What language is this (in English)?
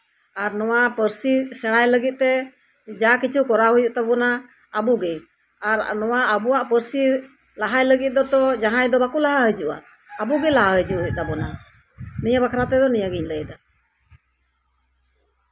Santali